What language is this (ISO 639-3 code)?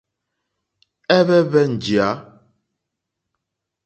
bri